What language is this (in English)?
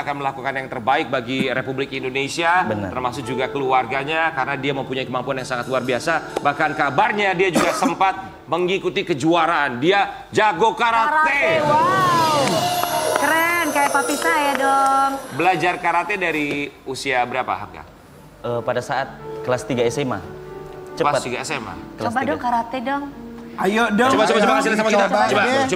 Indonesian